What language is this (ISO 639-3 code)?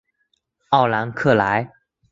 zho